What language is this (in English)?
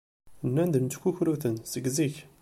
Kabyle